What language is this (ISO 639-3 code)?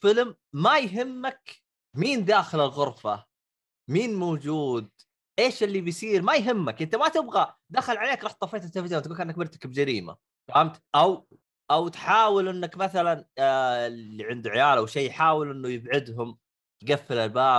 ara